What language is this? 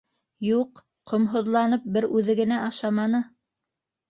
Bashkir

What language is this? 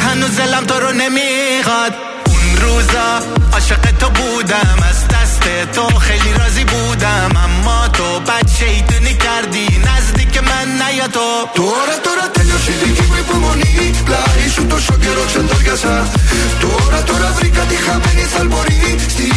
Greek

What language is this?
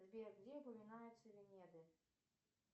Russian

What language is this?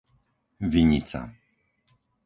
Slovak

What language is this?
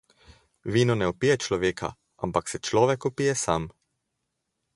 Slovenian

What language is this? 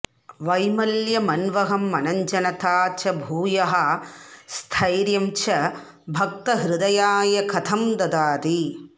Sanskrit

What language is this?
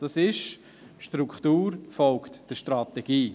Swiss German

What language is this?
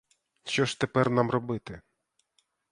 Ukrainian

